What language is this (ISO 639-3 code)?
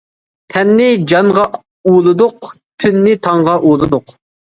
uig